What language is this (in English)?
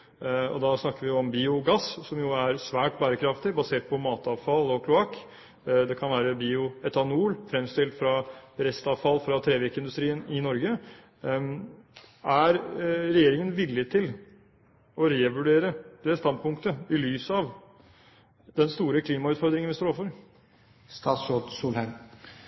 Norwegian Bokmål